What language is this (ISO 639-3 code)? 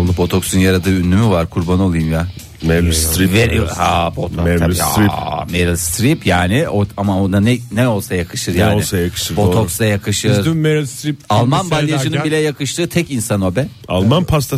tur